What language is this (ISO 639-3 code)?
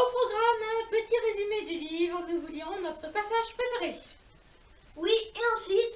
fra